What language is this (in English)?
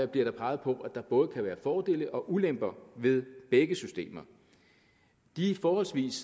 Danish